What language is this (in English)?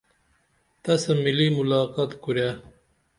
Dameli